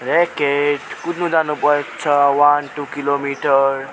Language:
Nepali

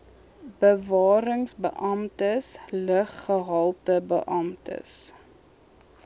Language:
Afrikaans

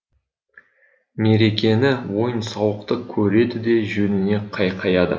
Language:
Kazakh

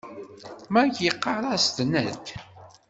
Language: Kabyle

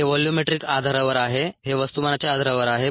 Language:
Marathi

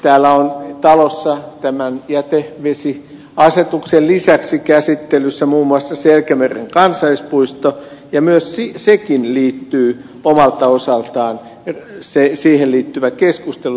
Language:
Finnish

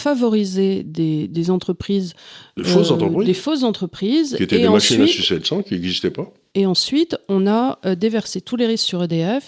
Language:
French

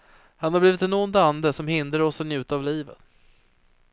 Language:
Swedish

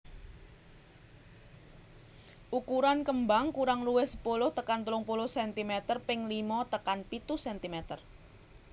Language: Javanese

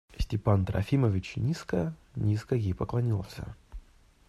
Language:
Russian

